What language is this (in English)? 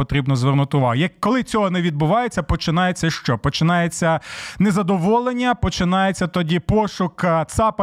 Ukrainian